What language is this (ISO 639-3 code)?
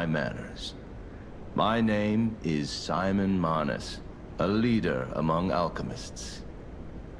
ita